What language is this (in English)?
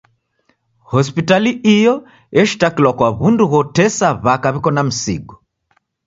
Taita